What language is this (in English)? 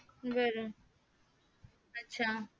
Marathi